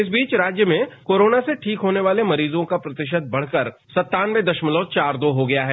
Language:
Hindi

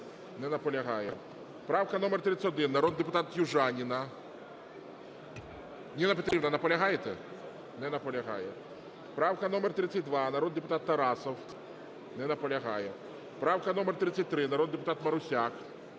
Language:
Ukrainian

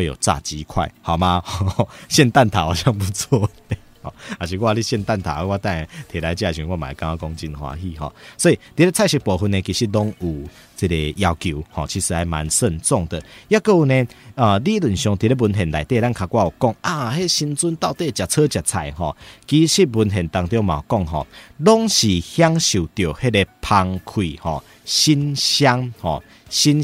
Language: Chinese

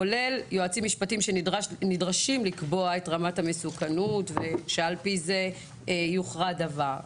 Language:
Hebrew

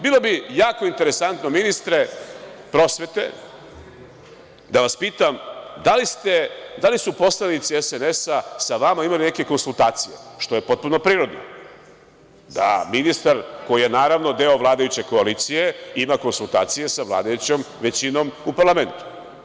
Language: Serbian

